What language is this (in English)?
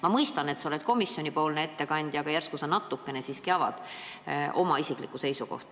Estonian